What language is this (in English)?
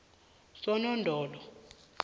South Ndebele